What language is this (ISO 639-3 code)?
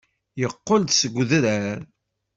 kab